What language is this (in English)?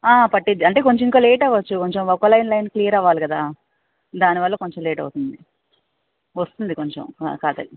Telugu